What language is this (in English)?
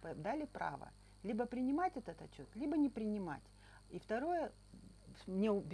Russian